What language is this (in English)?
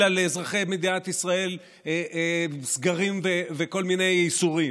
Hebrew